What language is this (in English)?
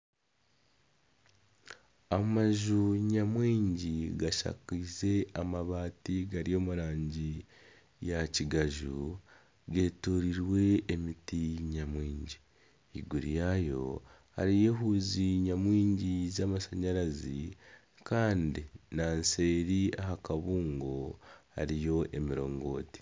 Nyankole